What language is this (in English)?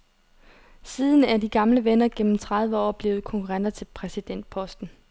Danish